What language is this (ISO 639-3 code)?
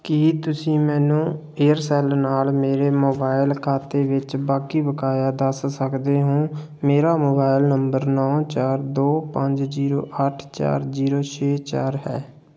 pan